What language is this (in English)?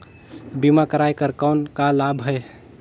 Chhattisgarhi